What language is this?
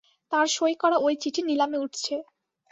Bangla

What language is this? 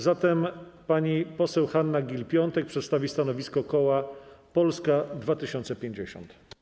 Polish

